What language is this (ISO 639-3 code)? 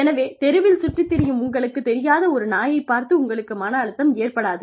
tam